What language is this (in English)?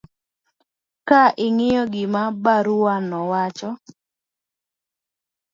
Luo (Kenya and Tanzania)